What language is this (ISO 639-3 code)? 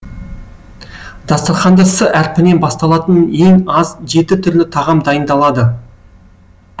kaz